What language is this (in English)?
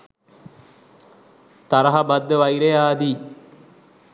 Sinhala